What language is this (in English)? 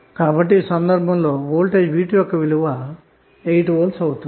Telugu